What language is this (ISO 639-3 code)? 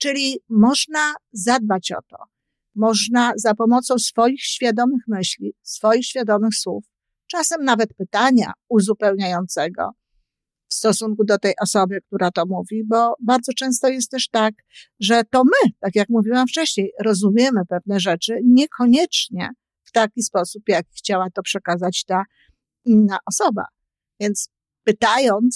pol